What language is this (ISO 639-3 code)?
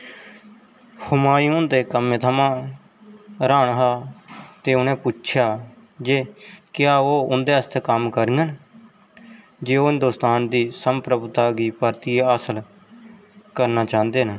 doi